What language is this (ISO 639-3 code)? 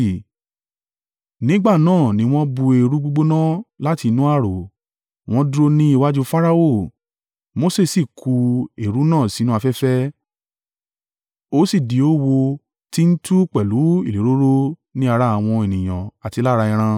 yor